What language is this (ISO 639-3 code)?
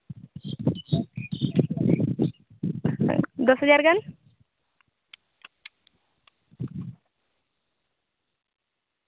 sat